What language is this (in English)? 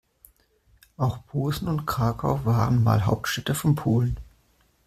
German